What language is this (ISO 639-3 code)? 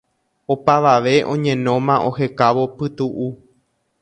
grn